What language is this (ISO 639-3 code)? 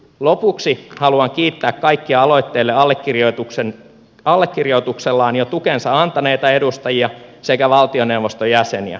fin